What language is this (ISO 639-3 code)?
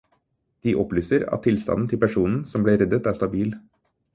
nob